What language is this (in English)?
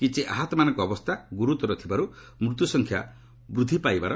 Odia